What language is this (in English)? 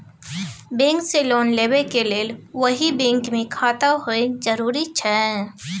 Maithili